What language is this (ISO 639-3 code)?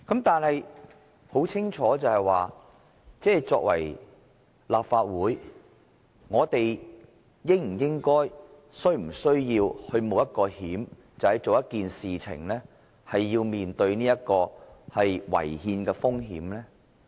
yue